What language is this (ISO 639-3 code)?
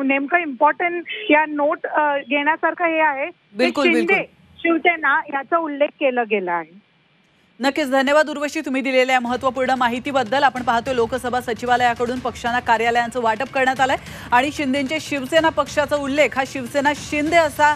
mar